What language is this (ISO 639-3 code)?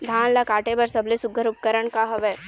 hne